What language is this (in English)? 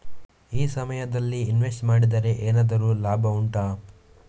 Kannada